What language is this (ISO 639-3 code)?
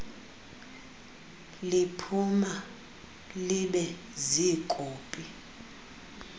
xho